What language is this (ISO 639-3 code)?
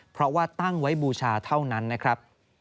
tha